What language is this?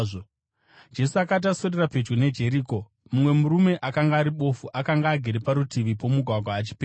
Shona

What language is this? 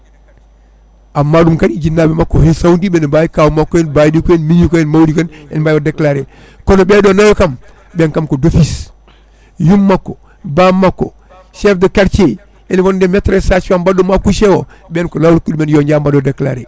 Fula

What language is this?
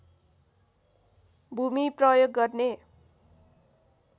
Nepali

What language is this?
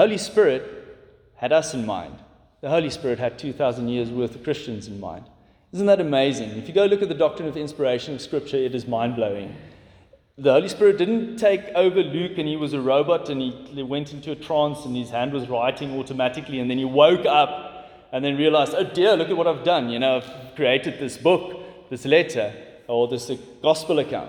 English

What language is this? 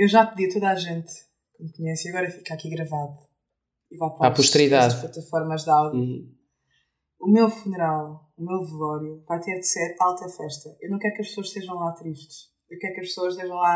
Portuguese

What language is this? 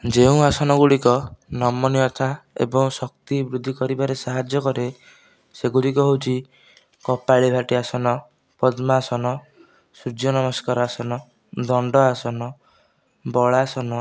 Odia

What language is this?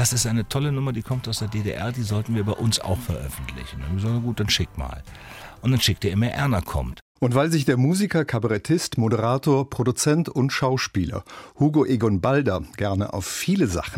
German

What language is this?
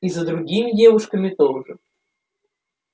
Russian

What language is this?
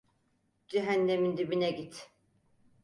Turkish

